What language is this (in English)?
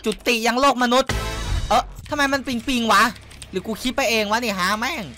Thai